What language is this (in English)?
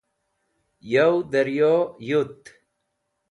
Wakhi